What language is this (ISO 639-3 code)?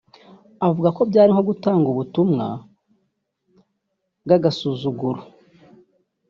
kin